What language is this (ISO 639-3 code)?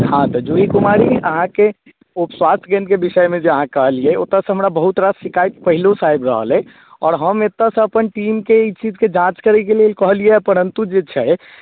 mai